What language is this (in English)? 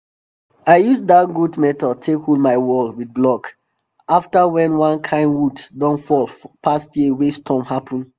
Nigerian Pidgin